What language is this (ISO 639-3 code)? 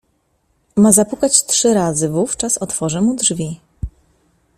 pol